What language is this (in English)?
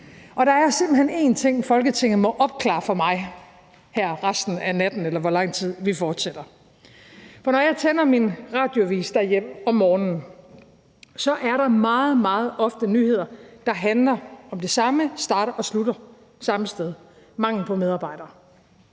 Danish